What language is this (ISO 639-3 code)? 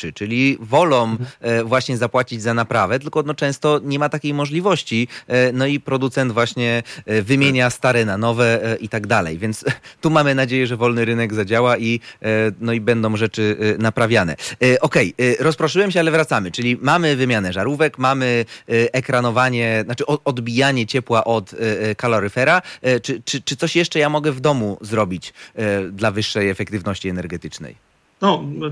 pol